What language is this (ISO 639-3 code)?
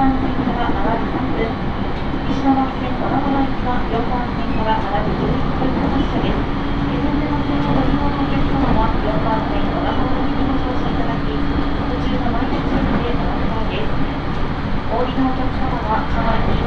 jpn